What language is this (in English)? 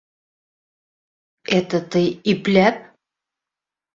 Bashkir